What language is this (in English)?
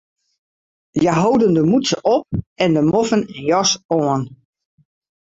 Western Frisian